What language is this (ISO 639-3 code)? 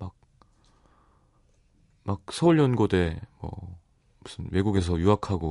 kor